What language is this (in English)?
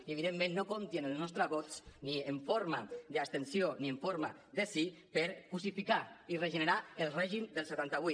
Catalan